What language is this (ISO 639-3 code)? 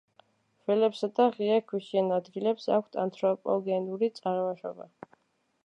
kat